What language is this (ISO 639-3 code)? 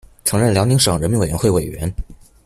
zho